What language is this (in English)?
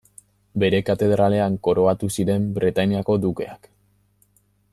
Basque